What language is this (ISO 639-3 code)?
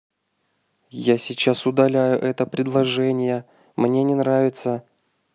rus